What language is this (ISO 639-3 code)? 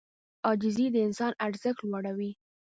pus